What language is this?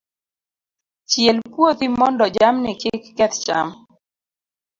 Luo (Kenya and Tanzania)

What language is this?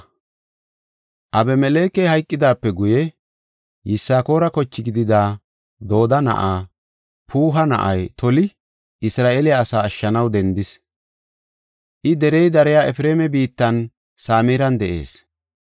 Gofa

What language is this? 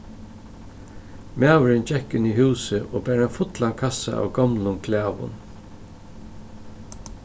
Faroese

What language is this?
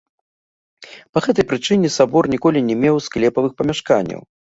Belarusian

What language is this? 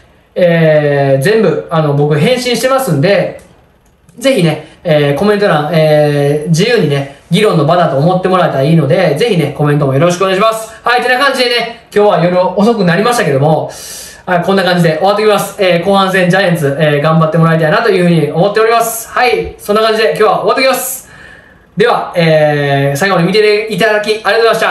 Japanese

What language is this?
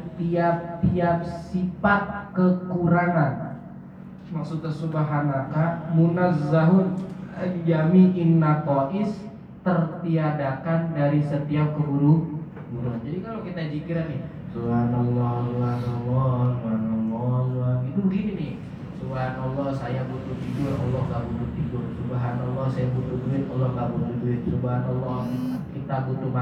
Indonesian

